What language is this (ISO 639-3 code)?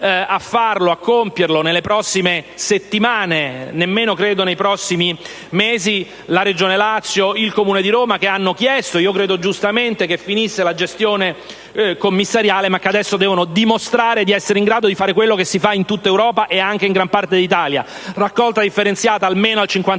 ita